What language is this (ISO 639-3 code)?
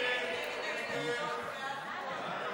heb